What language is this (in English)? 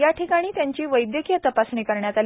Marathi